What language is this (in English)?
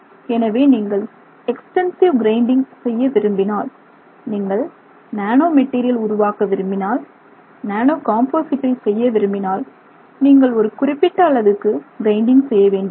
Tamil